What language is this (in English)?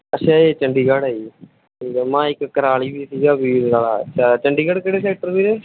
Punjabi